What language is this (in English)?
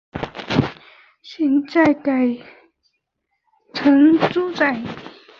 Chinese